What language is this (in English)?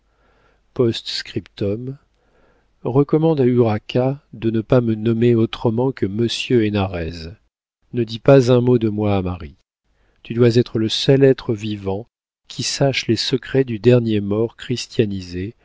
French